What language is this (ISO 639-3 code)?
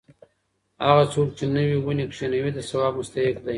pus